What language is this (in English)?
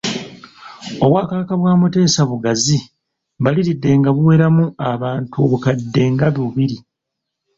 Ganda